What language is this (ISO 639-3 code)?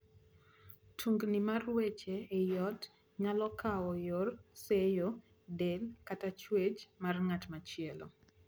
luo